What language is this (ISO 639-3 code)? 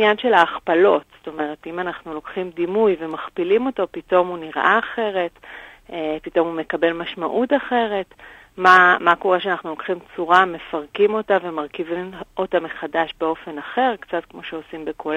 heb